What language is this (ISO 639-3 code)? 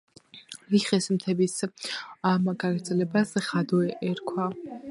kat